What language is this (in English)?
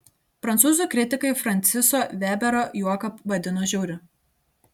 Lithuanian